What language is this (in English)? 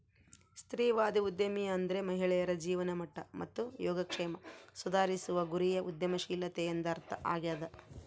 Kannada